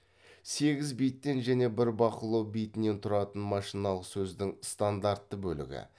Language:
Kazakh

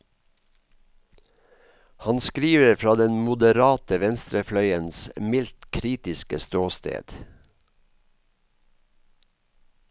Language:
Norwegian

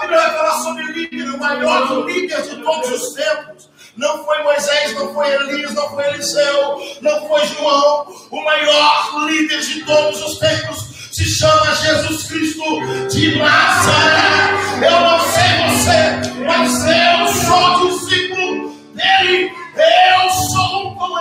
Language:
Portuguese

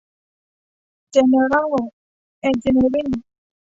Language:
Thai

